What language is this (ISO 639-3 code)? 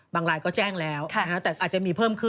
tha